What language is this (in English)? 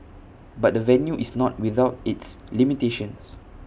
English